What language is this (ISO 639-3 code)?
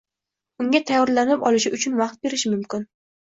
uzb